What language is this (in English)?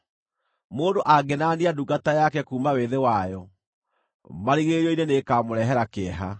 Kikuyu